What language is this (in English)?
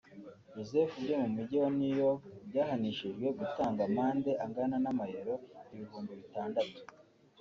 Kinyarwanda